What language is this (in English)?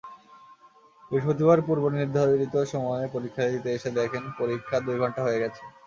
Bangla